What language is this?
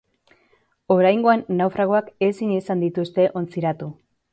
Basque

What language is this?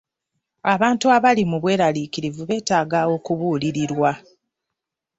Ganda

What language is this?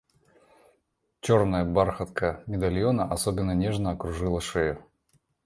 Russian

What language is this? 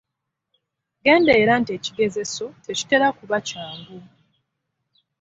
Ganda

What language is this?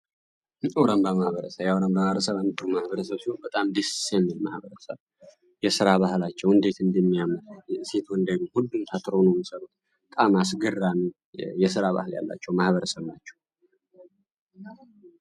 Amharic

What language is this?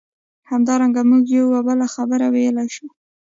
Pashto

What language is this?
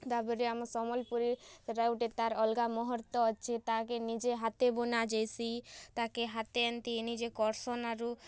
Odia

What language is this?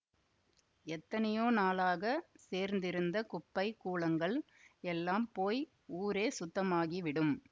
Tamil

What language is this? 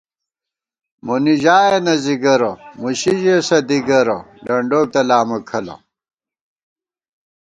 Gawar-Bati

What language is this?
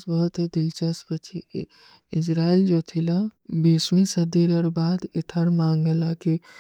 Kui (India)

